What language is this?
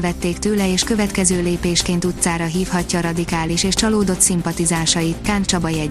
Hungarian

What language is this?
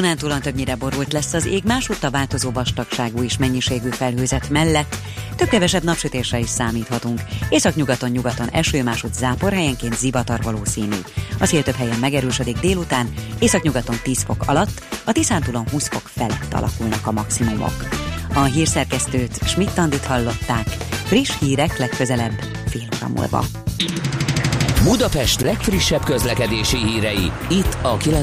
Hungarian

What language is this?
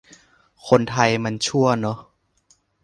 Thai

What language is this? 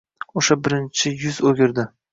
Uzbek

